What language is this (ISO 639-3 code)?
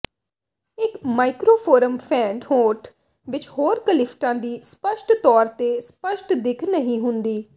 pan